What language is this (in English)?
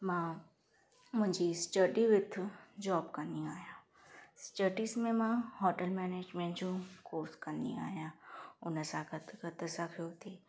Sindhi